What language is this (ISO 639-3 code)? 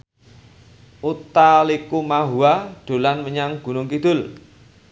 jav